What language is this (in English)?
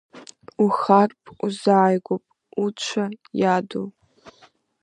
Abkhazian